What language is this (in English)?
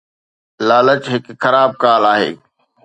Sindhi